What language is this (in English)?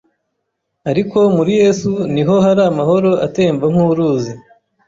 Kinyarwanda